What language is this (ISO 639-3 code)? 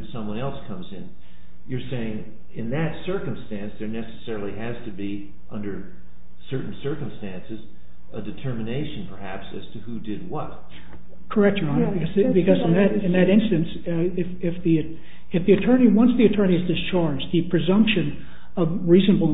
eng